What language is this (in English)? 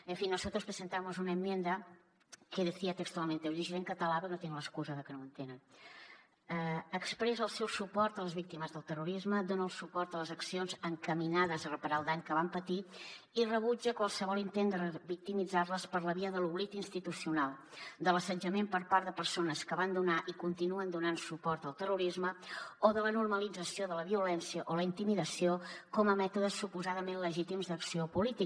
Catalan